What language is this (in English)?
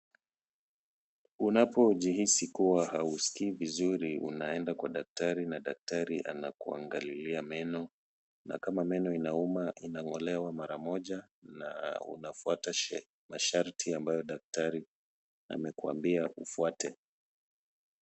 Swahili